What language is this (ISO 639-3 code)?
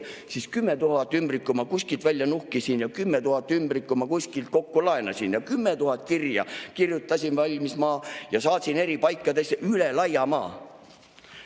est